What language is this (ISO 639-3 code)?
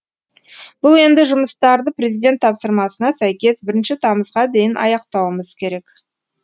kaz